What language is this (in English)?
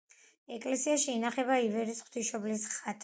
Georgian